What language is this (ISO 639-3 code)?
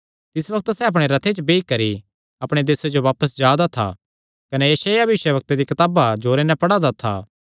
xnr